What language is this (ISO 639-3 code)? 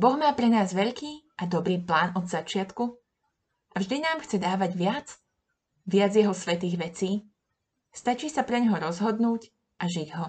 slk